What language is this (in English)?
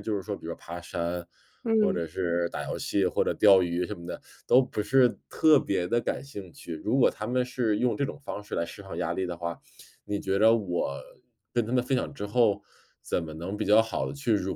Chinese